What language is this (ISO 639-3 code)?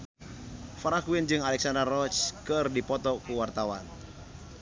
sun